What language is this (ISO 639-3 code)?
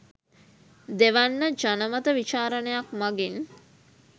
sin